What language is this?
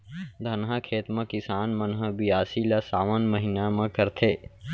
Chhattisgarhi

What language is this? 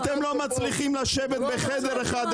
Hebrew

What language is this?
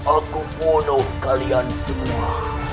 Indonesian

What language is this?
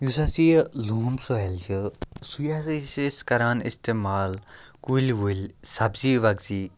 Kashmiri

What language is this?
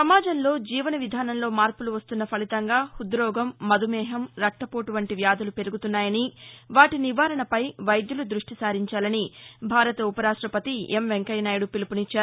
Telugu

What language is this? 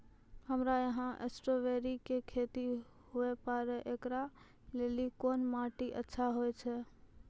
Maithili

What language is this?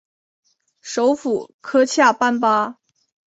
Chinese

